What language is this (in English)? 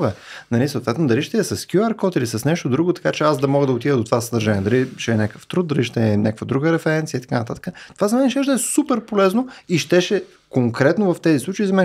Bulgarian